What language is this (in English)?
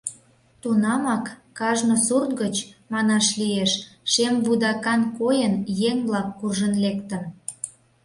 Mari